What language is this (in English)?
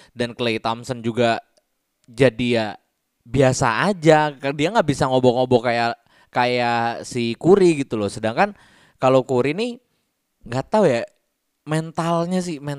Indonesian